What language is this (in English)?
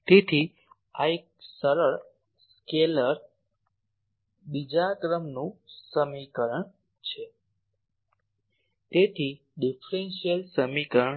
Gujarati